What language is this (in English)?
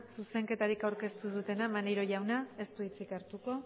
Basque